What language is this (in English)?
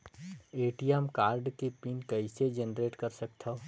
Chhattisgarhi